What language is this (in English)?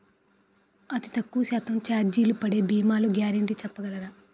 Telugu